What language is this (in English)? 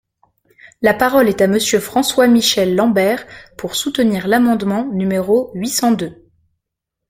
French